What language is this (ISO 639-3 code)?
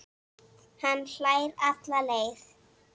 isl